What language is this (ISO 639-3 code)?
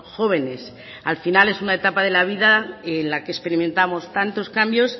spa